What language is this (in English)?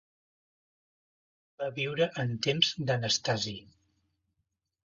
Catalan